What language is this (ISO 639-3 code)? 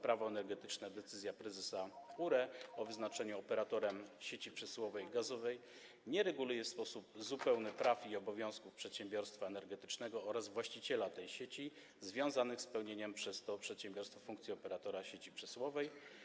pol